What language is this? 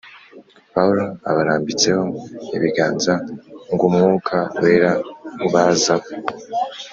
Kinyarwanda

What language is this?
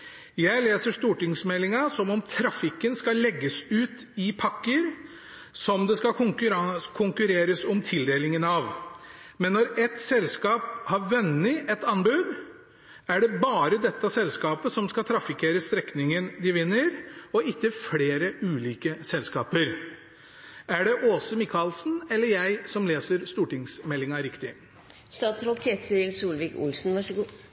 Norwegian Bokmål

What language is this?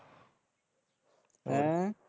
Punjabi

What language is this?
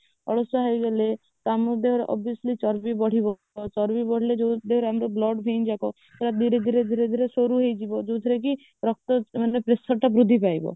Odia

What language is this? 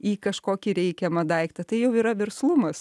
Lithuanian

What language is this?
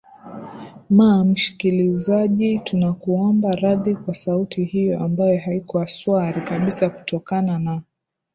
Swahili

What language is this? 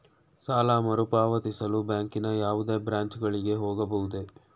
Kannada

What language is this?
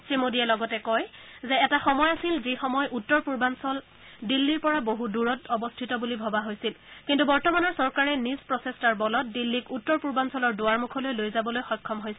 Assamese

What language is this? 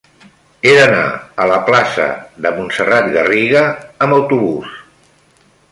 Catalan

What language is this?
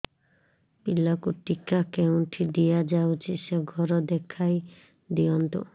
Odia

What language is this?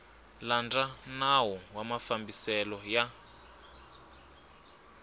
Tsonga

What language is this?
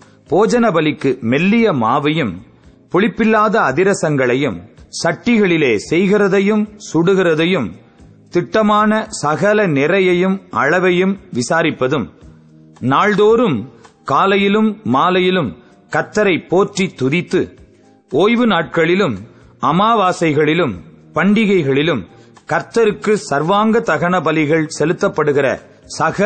Tamil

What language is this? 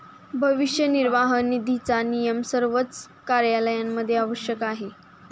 Marathi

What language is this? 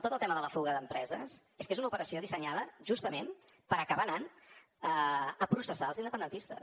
Catalan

